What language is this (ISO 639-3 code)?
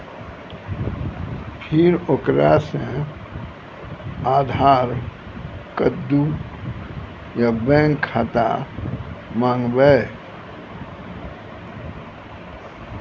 mai